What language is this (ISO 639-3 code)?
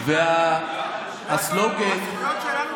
heb